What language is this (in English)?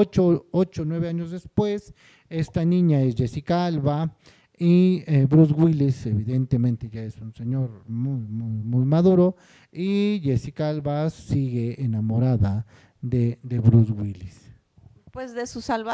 Spanish